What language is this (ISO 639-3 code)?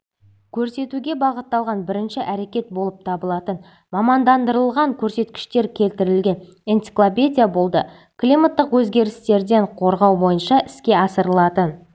kaz